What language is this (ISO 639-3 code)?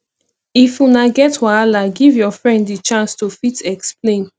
pcm